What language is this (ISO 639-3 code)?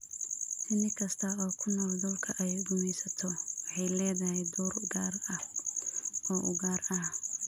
som